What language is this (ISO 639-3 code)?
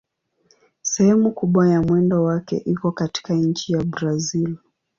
swa